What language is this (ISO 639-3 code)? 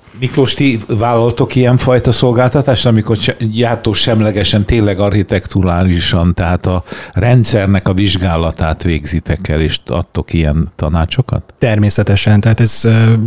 hun